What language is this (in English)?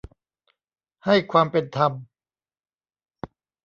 Thai